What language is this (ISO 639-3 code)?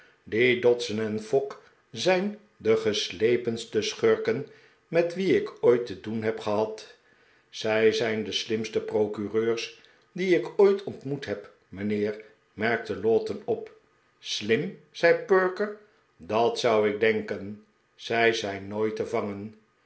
nld